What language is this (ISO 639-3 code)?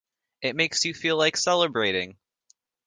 eng